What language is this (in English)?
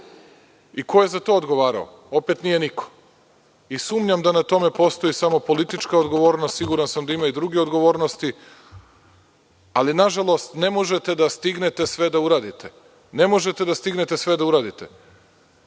Serbian